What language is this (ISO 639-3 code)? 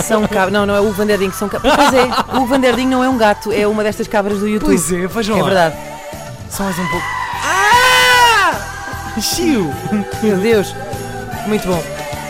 por